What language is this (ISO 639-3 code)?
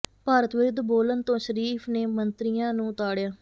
pan